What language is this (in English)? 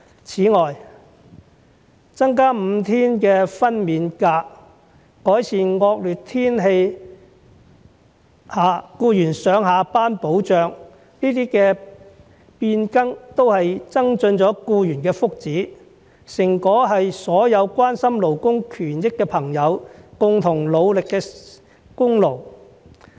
Cantonese